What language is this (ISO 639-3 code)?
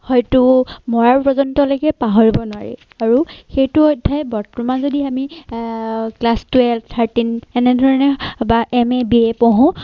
asm